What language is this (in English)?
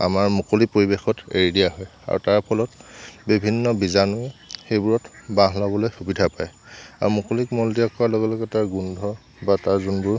Assamese